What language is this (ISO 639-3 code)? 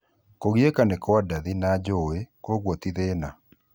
kik